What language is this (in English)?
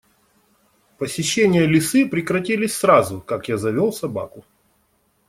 Russian